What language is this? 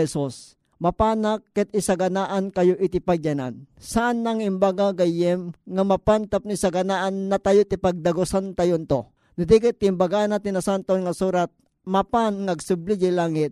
Filipino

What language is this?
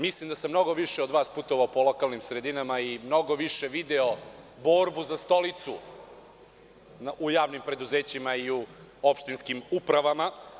Serbian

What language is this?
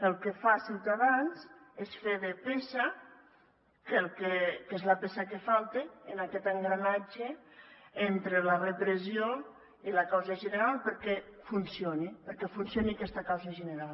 Catalan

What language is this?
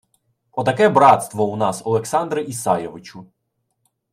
Ukrainian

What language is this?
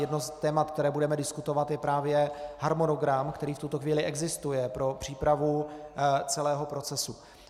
Czech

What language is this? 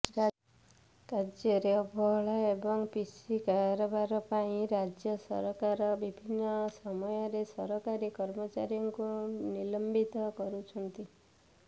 Odia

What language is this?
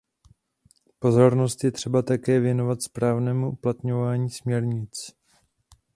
Czech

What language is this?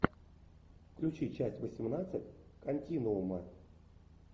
Russian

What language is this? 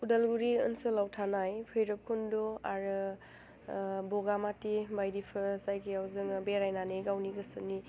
Bodo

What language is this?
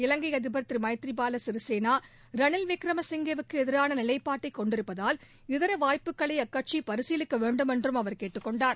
Tamil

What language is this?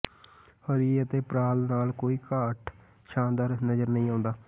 Punjabi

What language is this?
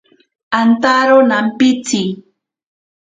Ashéninka Perené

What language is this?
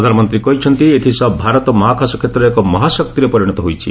Odia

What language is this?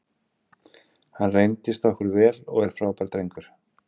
Icelandic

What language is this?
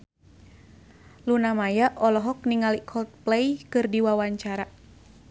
Sundanese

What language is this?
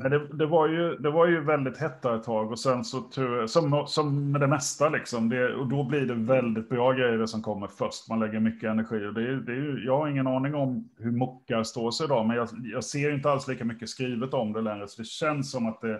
Swedish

